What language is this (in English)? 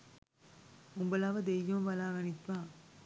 Sinhala